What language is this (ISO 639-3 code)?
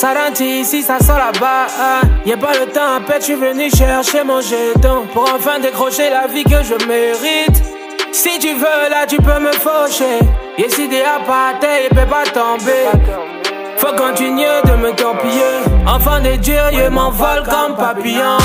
pol